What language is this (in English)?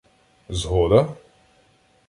Ukrainian